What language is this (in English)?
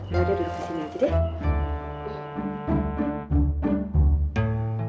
Indonesian